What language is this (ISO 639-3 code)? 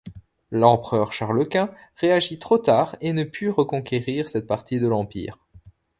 fra